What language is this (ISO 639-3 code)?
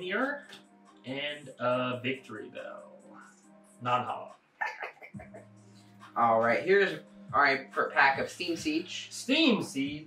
eng